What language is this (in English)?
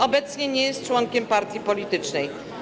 Polish